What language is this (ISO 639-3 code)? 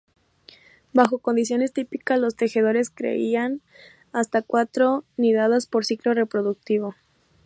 spa